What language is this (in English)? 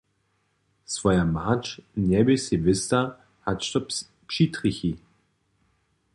Upper Sorbian